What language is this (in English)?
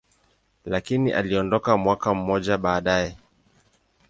Swahili